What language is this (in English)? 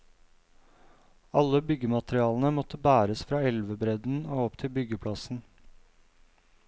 Norwegian